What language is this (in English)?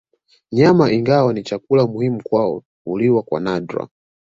Swahili